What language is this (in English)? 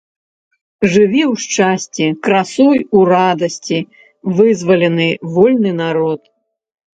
Belarusian